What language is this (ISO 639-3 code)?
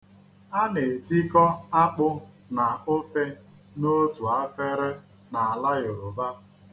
ibo